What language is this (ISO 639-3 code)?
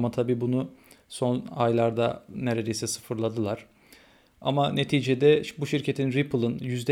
tur